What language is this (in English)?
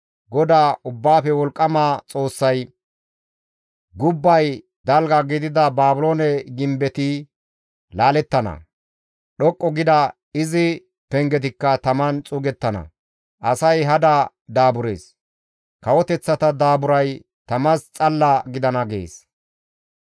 Gamo